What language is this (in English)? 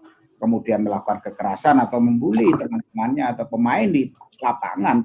Indonesian